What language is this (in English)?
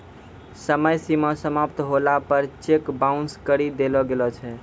Maithili